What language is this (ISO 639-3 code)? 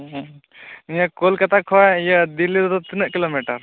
sat